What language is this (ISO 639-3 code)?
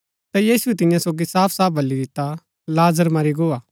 gbk